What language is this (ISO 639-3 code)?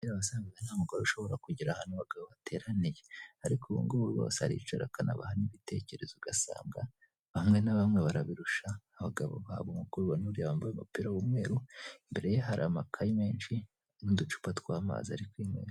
kin